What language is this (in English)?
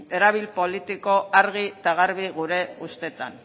Basque